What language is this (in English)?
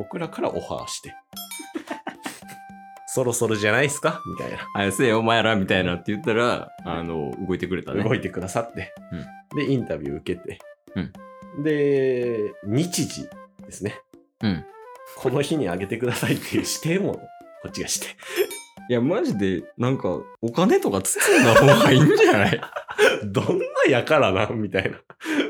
Japanese